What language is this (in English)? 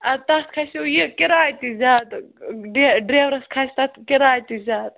Kashmiri